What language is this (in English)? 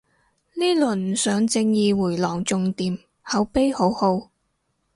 Cantonese